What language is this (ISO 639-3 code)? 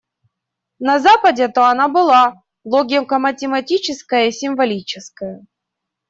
rus